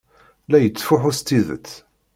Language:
Kabyle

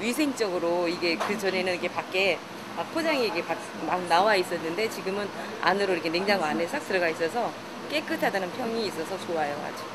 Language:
Korean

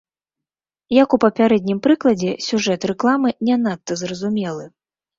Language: Belarusian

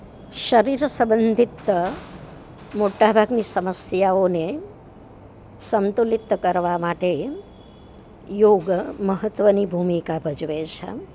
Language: Gujarati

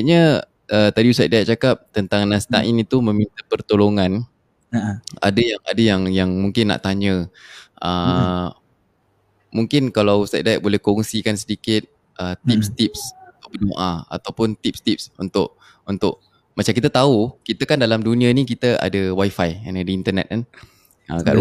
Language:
Malay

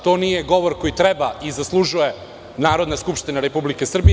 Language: Serbian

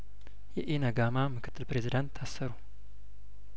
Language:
Amharic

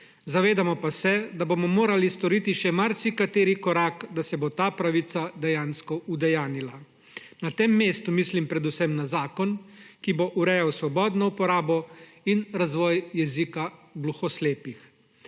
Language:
Slovenian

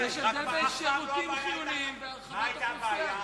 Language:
Hebrew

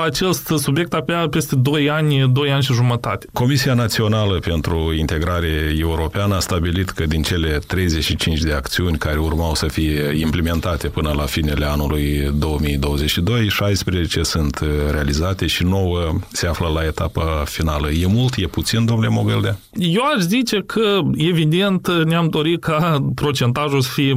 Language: Romanian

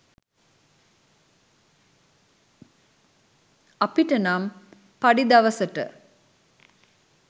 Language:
Sinhala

